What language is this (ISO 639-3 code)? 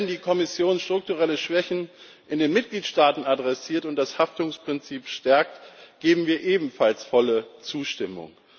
deu